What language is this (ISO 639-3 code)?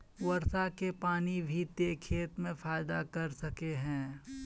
mag